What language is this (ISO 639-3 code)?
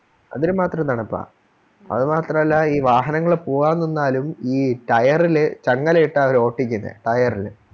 mal